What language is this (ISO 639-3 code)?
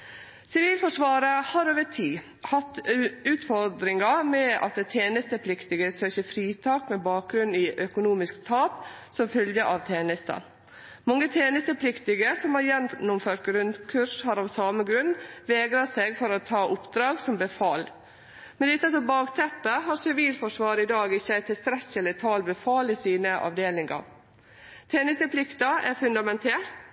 nno